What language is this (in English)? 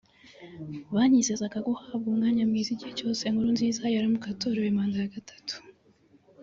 Kinyarwanda